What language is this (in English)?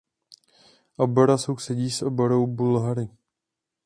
Czech